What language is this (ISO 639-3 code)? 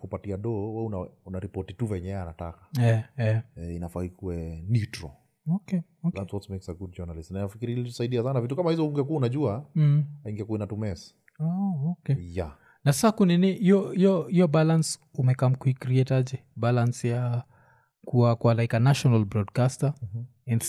swa